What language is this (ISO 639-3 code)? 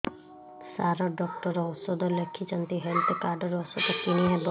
ori